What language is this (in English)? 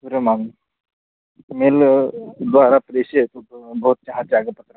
Sanskrit